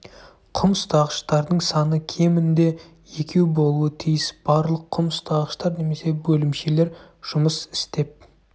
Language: Kazakh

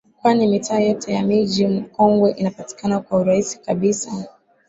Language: Swahili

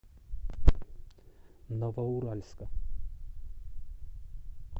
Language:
Russian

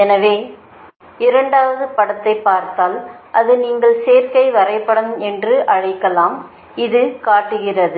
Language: Tamil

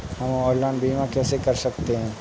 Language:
Hindi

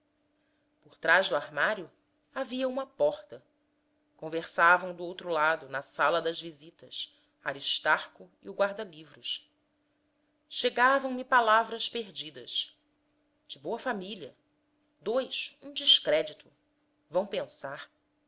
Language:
Portuguese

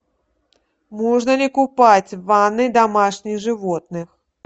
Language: Russian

